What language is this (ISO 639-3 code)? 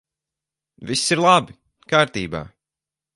lav